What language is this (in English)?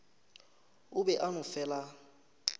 Northern Sotho